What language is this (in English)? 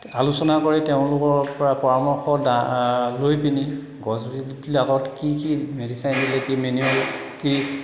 Assamese